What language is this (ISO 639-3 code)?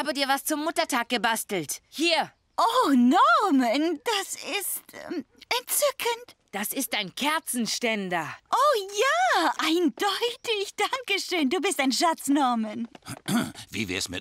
deu